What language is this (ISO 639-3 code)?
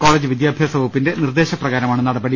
mal